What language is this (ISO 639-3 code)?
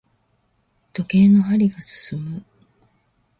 jpn